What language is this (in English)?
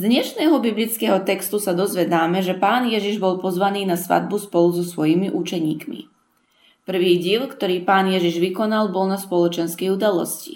Slovak